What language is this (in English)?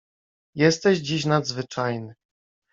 Polish